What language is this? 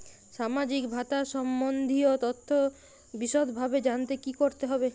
Bangla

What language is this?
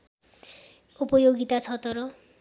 Nepali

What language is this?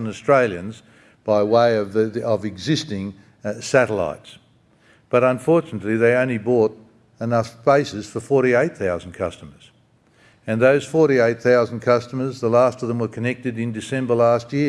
English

